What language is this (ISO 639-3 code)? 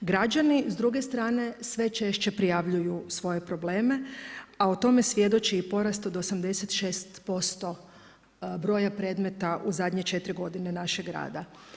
hrv